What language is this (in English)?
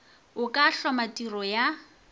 Northern Sotho